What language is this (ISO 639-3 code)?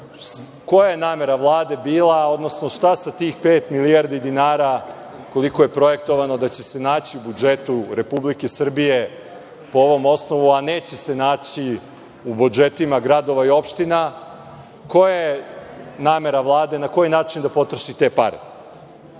srp